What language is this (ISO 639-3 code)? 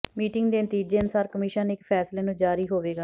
pan